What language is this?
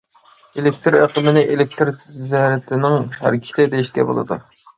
Uyghur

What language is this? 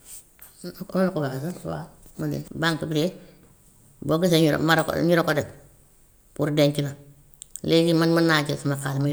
Gambian Wolof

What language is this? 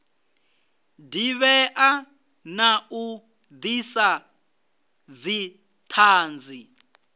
Venda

